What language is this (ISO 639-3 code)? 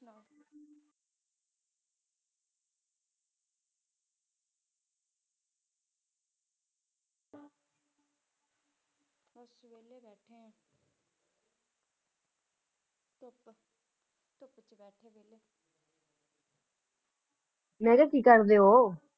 pan